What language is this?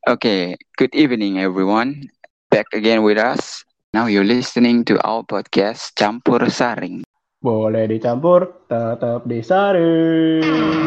Indonesian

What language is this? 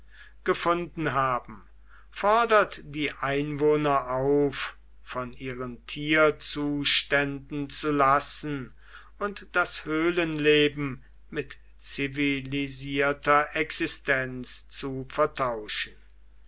German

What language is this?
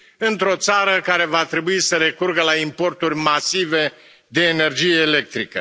Romanian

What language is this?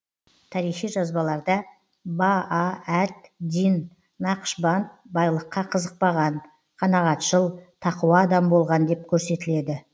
Kazakh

